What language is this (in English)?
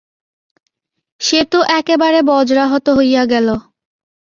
Bangla